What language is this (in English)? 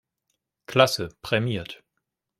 German